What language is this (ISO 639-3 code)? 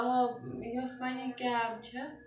kas